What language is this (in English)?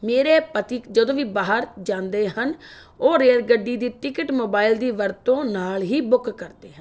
Punjabi